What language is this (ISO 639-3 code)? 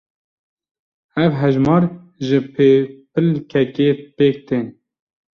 kur